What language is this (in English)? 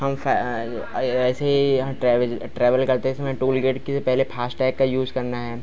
Hindi